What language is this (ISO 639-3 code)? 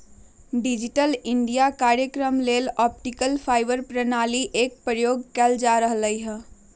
mag